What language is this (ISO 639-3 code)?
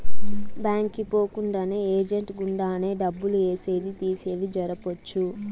tel